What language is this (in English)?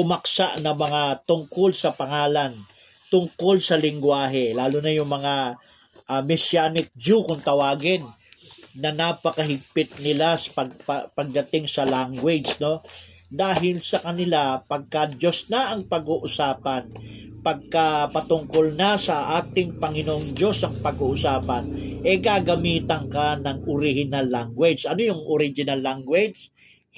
Filipino